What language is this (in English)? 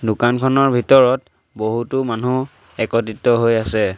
Assamese